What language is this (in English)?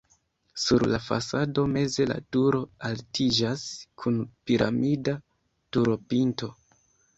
Esperanto